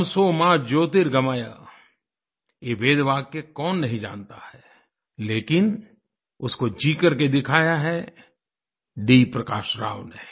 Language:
Hindi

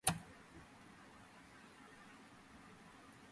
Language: Georgian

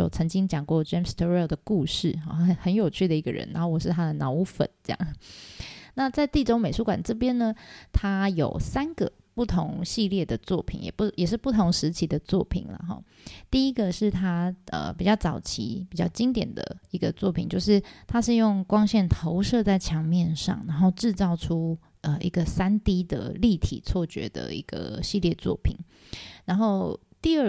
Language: Chinese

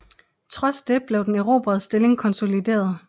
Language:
Danish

